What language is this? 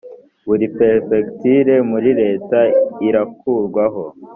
Kinyarwanda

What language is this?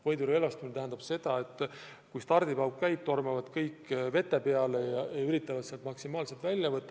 Estonian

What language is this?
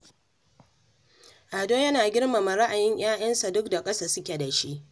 Hausa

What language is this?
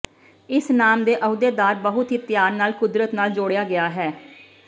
Punjabi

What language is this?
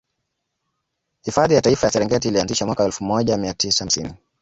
Swahili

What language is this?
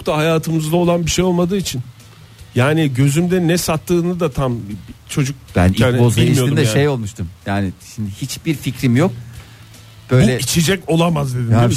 Turkish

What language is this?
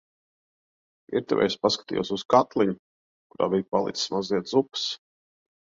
Latvian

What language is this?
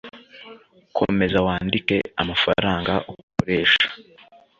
Kinyarwanda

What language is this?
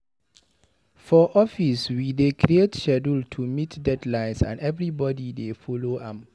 Nigerian Pidgin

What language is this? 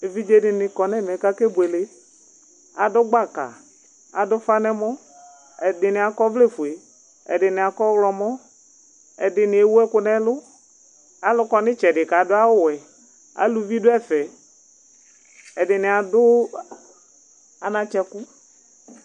Ikposo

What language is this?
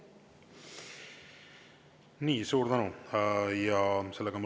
Estonian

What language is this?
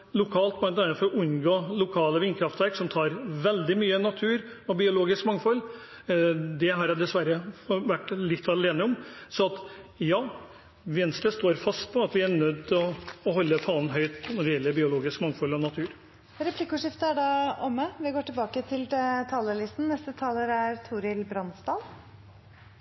Norwegian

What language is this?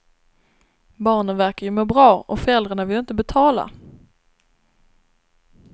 Swedish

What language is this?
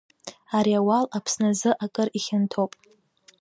Abkhazian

